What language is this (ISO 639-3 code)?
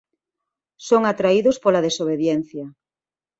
glg